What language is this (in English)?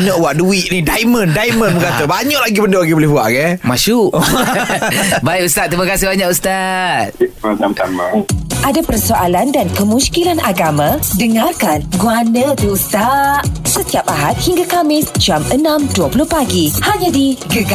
Malay